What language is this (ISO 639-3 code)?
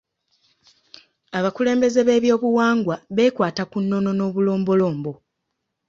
lug